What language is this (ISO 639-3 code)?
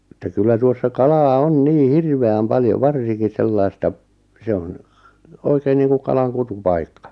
fin